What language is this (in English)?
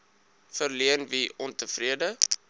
Afrikaans